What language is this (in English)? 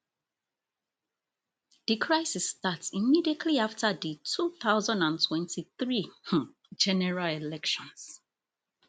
Nigerian Pidgin